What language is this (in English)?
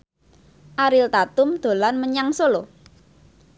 Javanese